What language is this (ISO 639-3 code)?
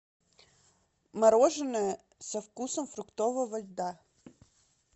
rus